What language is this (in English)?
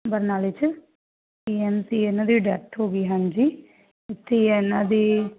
Punjabi